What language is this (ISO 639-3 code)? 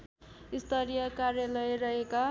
nep